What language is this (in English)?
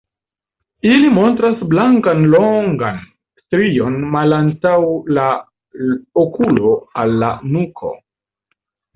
Esperanto